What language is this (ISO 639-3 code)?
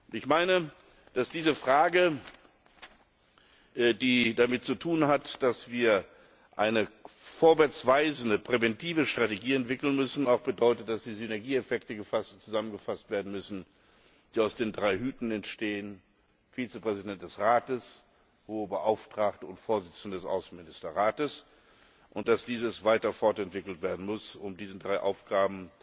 deu